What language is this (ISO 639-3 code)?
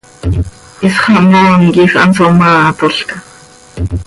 sei